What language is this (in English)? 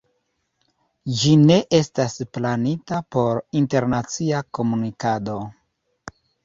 Esperanto